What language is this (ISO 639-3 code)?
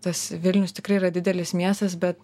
lit